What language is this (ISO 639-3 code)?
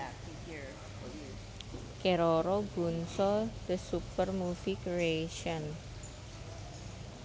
jav